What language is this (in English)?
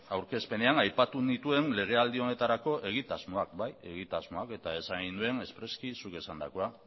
Basque